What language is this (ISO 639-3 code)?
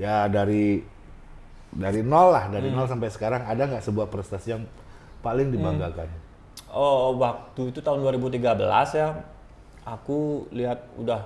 ind